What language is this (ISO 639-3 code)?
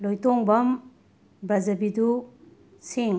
mni